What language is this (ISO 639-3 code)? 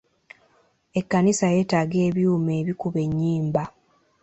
lug